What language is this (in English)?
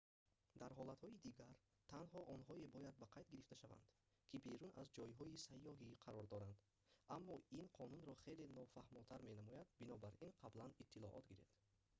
Tajik